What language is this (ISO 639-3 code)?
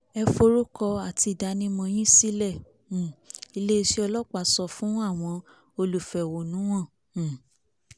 yor